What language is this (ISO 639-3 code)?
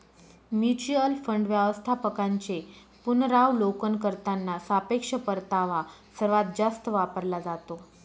mar